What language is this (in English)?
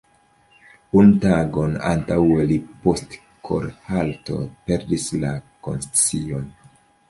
Esperanto